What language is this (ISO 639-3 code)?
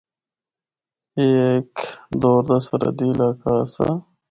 hno